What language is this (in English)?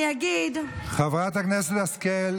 Hebrew